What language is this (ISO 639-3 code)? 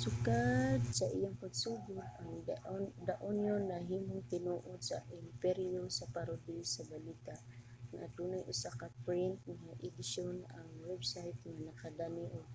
ceb